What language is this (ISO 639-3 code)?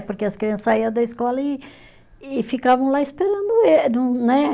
por